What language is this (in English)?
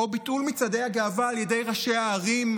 Hebrew